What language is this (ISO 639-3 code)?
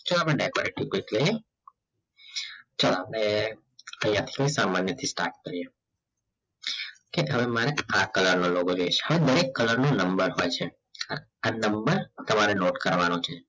guj